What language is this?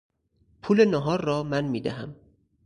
Persian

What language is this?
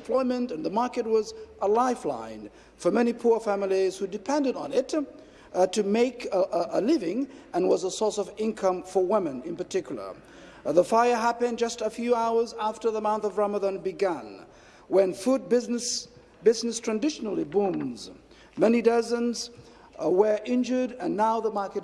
English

